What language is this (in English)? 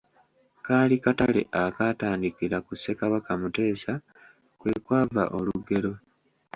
Ganda